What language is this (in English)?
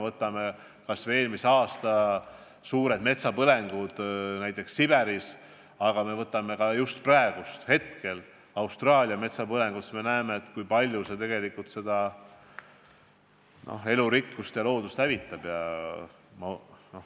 Estonian